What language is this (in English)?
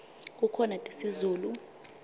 Swati